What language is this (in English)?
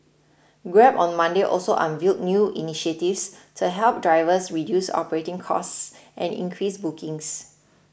English